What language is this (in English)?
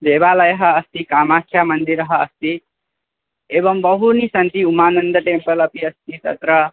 Sanskrit